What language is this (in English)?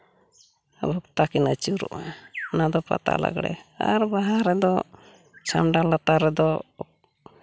Santali